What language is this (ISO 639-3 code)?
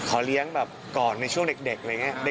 tha